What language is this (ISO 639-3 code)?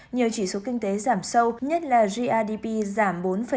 vie